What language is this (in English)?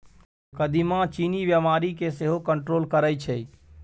Maithili